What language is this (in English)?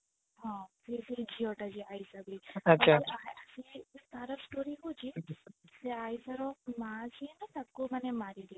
Odia